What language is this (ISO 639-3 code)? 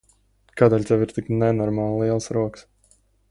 lav